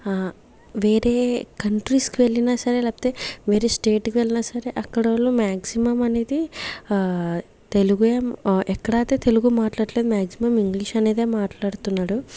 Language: Telugu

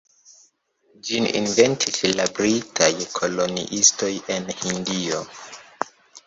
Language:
Esperanto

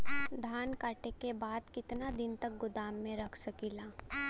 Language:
Bhojpuri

